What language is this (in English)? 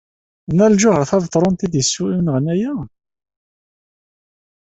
Kabyle